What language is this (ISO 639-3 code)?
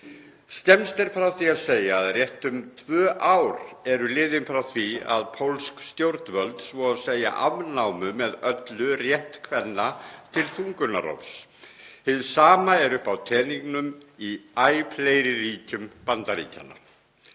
isl